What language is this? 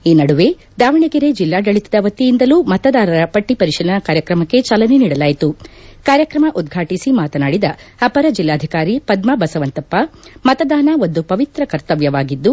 Kannada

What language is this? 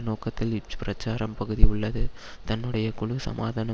Tamil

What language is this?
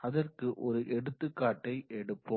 Tamil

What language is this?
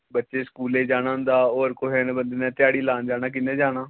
Dogri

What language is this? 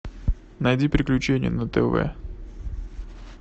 Russian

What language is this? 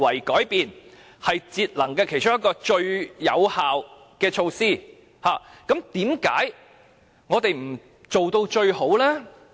Cantonese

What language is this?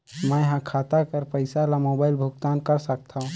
Chhattisgarhi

